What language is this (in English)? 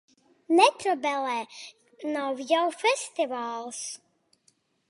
Latvian